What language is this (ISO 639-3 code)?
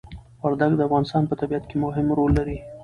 pus